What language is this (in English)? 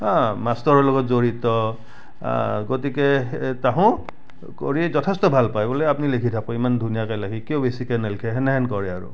Assamese